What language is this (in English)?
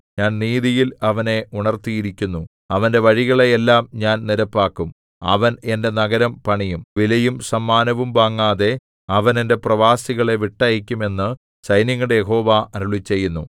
Malayalam